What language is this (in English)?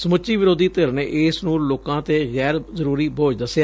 Punjabi